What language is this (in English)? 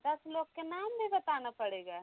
Hindi